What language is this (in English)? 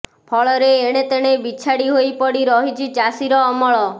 Odia